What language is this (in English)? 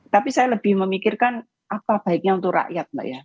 Indonesian